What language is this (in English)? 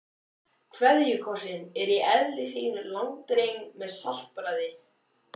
Icelandic